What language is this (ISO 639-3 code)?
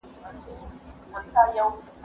pus